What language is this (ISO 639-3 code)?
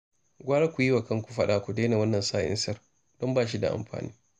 hau